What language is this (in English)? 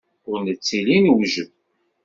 Kabyle